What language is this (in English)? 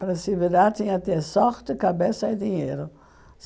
Portuguese